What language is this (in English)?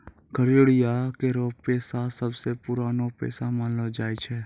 Maithili